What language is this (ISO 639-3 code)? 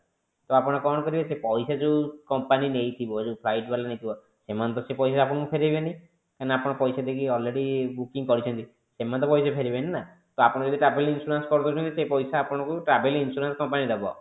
ori